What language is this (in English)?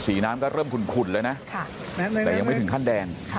Thai